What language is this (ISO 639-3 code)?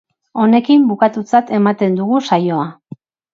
eus